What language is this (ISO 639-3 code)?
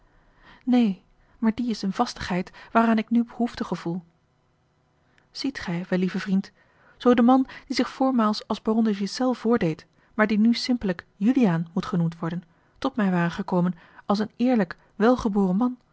nld